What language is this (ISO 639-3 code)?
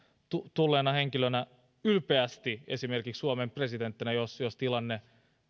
fin